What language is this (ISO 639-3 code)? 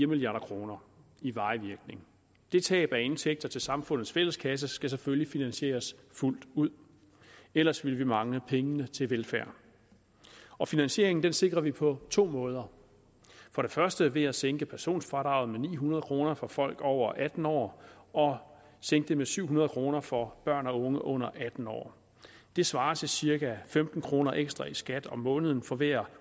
dan